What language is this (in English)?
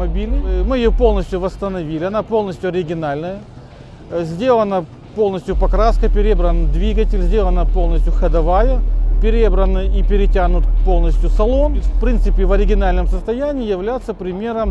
Russian